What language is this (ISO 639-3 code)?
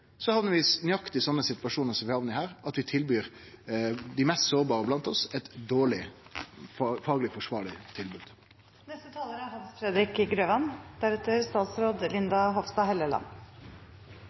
nor